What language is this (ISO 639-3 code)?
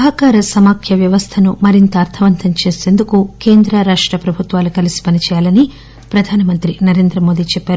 tel